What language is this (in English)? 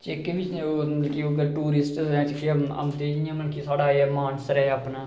Dogri